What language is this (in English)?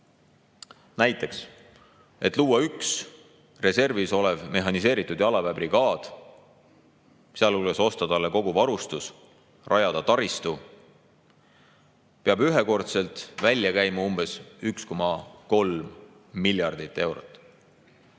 Estonian